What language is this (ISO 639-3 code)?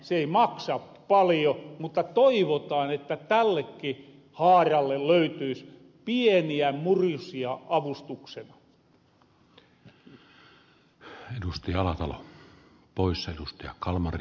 fin